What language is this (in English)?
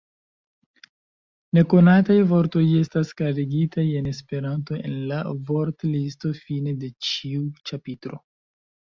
Esperanto